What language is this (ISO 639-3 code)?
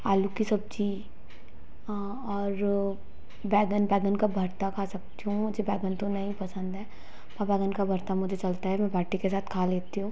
hin